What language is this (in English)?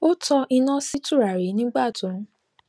Yoruba